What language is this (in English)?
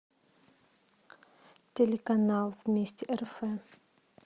Russian